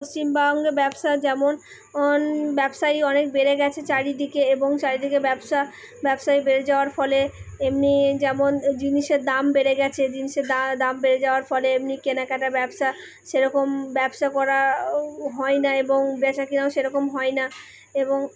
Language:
Bangla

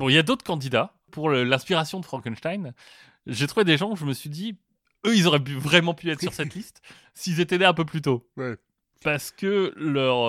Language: French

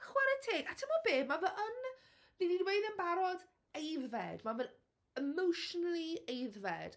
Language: Welsh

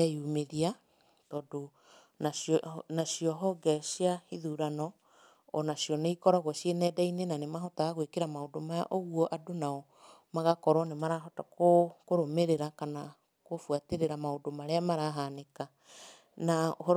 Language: Kikuyu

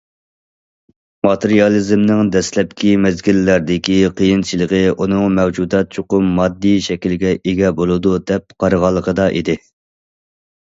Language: Uyghur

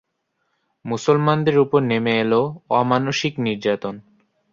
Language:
Bangla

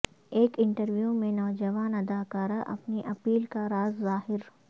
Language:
Urdu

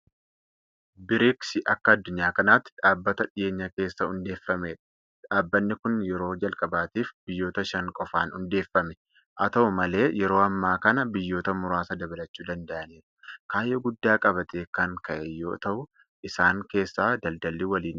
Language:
Oromo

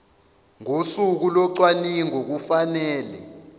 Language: Zulu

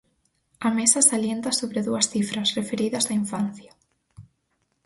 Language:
Galician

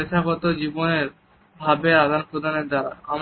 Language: Bangla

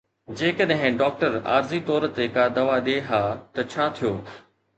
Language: Sindhi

